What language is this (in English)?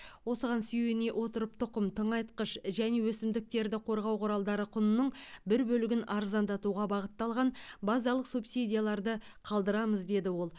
Kazakh